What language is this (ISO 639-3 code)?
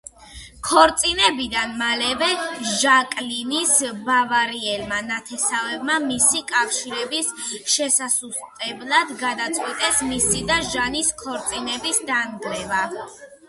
kat